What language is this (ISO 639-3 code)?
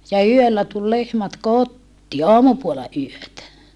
fin